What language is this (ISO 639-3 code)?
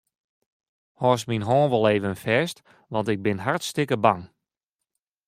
fry